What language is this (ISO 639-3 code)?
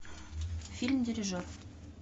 rus